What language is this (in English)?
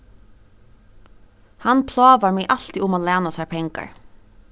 Faroese